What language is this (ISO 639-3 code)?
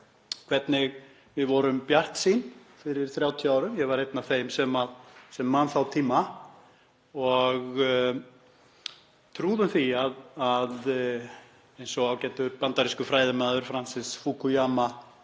isl